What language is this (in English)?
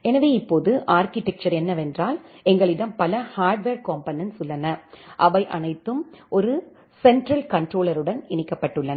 Tamil